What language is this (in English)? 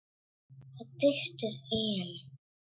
Icelandic